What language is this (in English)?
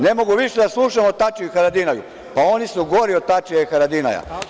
Serbian